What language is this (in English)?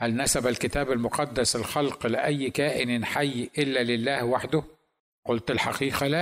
Arabic